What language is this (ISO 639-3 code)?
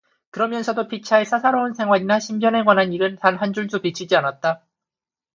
kor